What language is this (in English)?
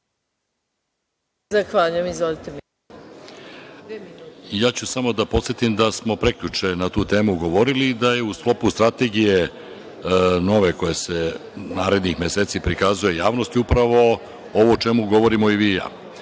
Serbian